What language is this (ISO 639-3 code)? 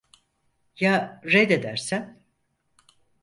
tur